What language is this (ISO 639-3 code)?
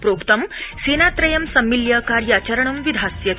san